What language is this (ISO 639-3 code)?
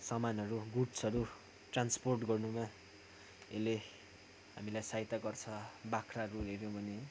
nep